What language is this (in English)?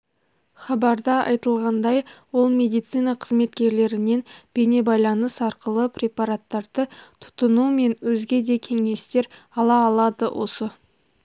Kazakh